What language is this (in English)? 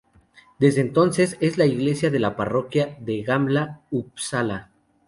Spanish